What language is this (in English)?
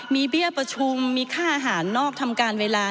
Thai